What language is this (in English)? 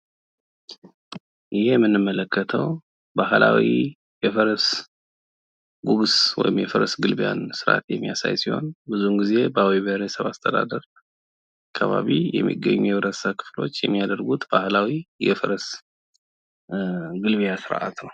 Amharic